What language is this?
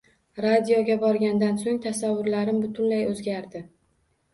Uzbek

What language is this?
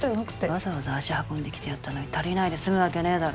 Japanese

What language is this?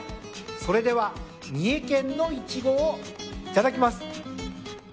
Japanese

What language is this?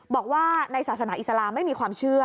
Thai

